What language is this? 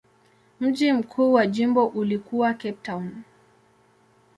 Swahili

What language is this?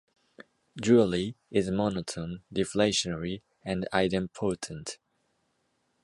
English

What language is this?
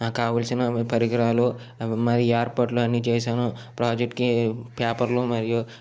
Telugu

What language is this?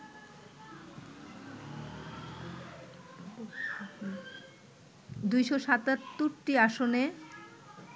Bangla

